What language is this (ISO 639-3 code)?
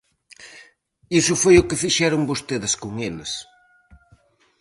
glg